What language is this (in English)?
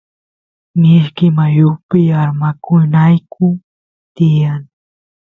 Santiago del Estero Quichua